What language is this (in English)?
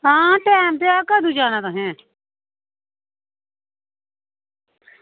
Dogri